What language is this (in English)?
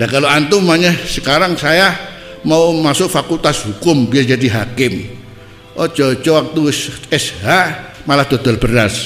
Indonesian